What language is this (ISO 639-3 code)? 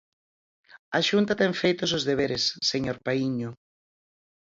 glg